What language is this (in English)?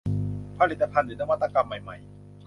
Thai